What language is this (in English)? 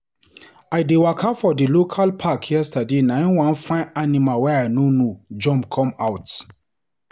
Nigerian Pidgin